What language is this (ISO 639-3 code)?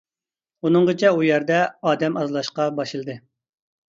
uig